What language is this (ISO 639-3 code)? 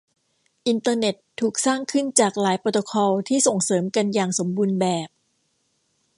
tha